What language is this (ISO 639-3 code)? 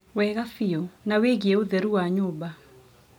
kik